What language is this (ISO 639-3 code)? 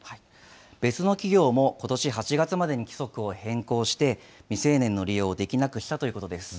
jpn